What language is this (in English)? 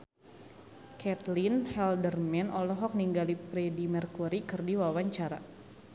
Sundanese